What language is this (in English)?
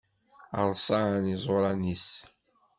Kabyle